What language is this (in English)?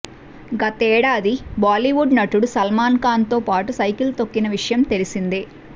Telugu